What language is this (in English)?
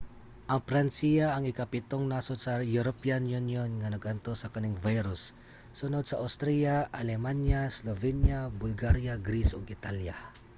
Cebuano